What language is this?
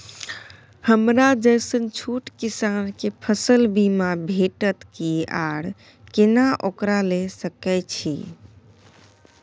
Maithili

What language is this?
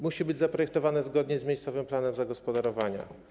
Polish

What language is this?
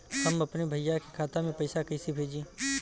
Bhojpuri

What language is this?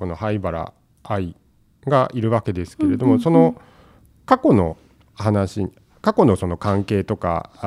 Japanese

